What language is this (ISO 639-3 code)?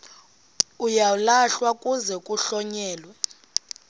xho